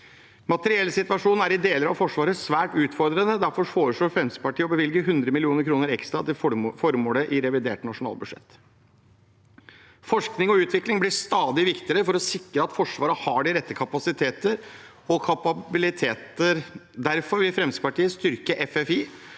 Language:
Norwegian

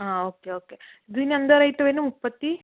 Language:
Malayalam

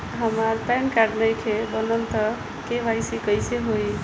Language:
Bhojpuri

